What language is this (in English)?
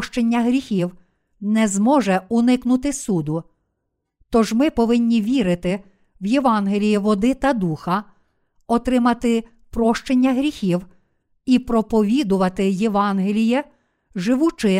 Ukrainian